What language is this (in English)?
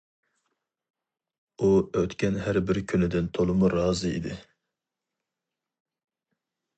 Uyghur